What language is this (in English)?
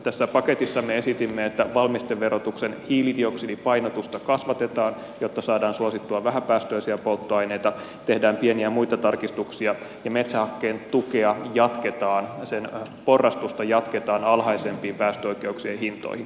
Finnish